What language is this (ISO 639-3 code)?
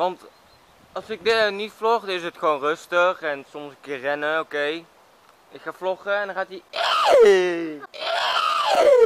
nld